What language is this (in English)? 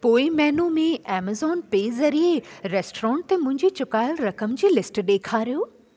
Sindhi